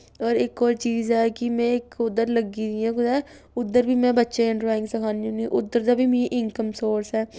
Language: Dogri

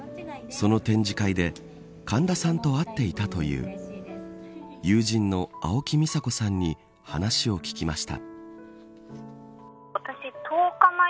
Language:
Japanese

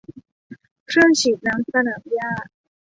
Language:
Thai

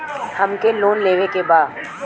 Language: Bhojpuri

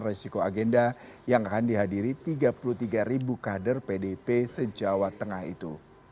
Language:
Indonesian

